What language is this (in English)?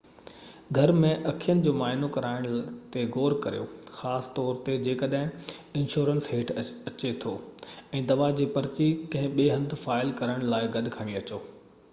Sindhi